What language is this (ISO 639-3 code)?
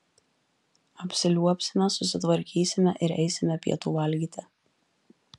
lit